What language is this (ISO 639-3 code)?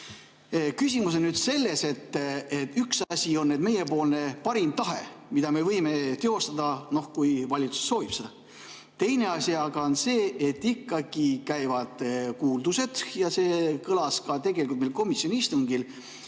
est